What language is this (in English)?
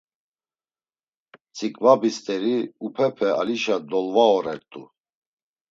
Laz